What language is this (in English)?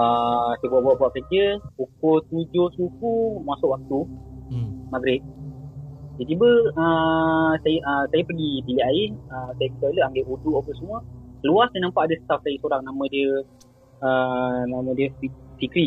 Malay